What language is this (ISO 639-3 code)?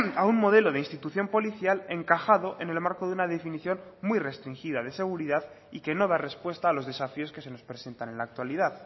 spa